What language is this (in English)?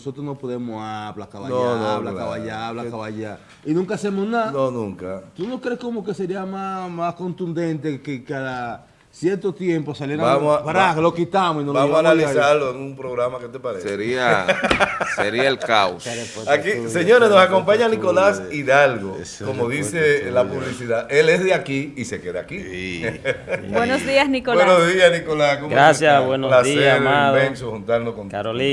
Spanish